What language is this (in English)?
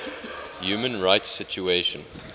English